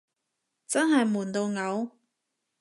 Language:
Cantonese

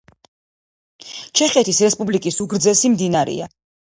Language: Georgian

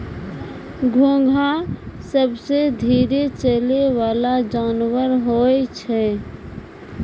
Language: Maithili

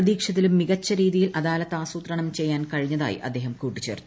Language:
Malayalam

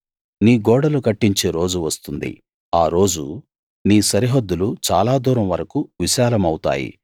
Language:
Telugu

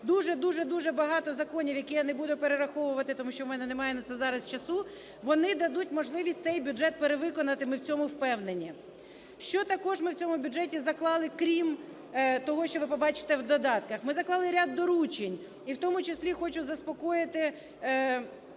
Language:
Ukrainian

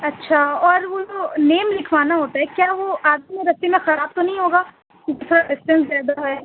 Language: Urdu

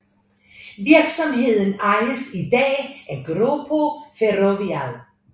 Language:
Danish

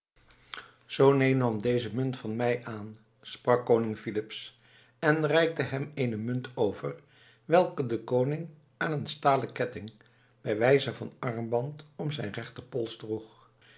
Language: Dutch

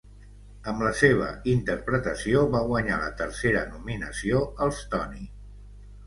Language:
Catalan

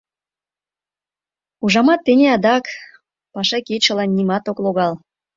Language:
Mari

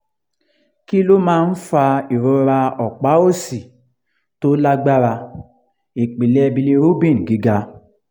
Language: Yoruba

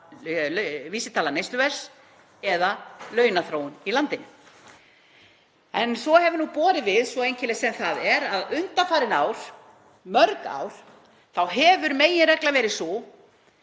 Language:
Icelandic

